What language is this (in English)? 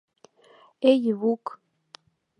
Mari